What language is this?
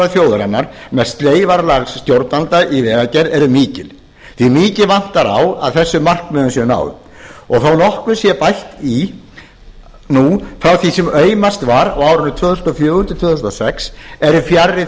Icelandic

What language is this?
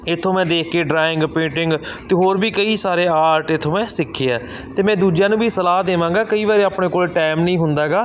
Punjabi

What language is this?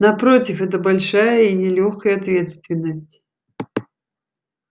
Russian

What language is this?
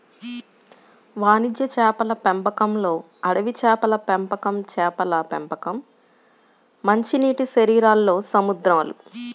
Telugu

